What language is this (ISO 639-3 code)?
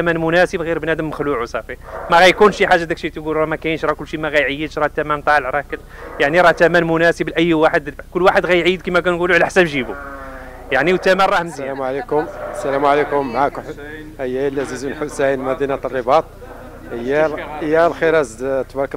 ara